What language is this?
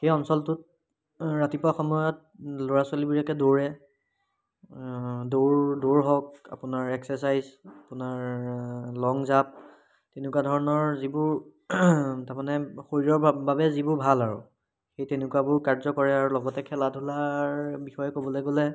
Assamese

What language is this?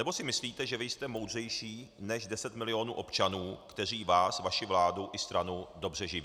Czech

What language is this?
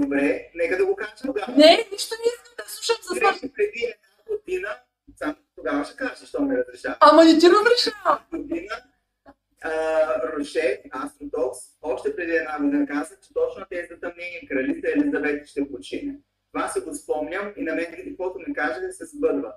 Bulgarian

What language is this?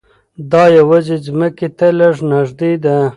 Pashto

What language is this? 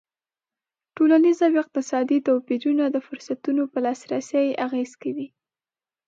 Pashto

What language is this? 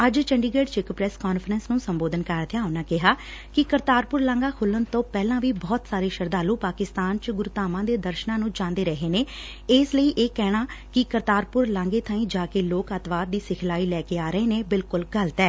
Punjabi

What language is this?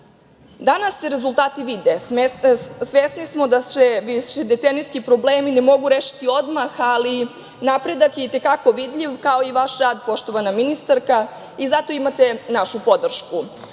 Serbian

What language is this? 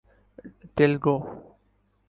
Urdu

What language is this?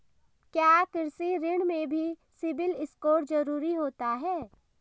Hindi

